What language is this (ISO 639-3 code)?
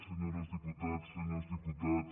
cat